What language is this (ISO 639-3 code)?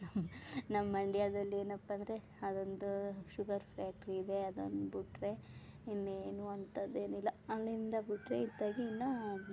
kan